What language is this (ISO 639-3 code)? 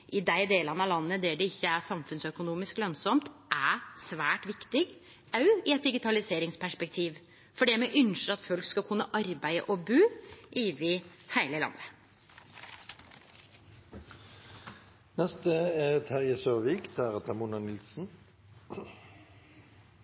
nor